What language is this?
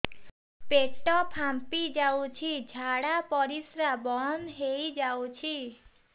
Odia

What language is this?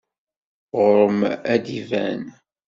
Kabyle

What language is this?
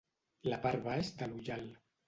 Catalan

